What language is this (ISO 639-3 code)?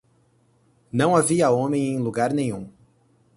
por